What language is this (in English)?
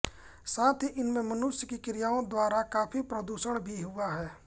Hindi